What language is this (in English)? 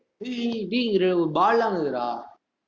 Tamil